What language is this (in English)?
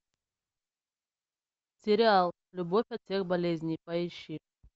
Russian